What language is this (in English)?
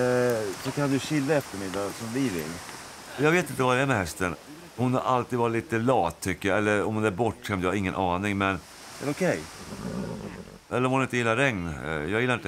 Swedish